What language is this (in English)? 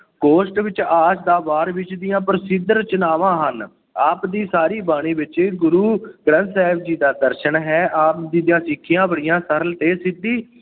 Punjabi